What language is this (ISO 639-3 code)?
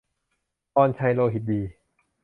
tha